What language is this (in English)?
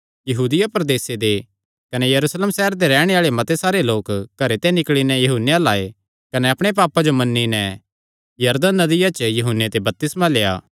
Kangri